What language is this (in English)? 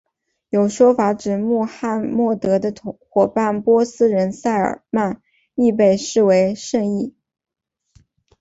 Chinese